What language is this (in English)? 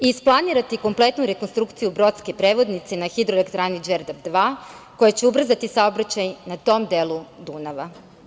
Serbian